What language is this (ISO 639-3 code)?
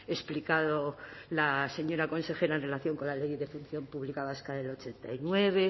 spa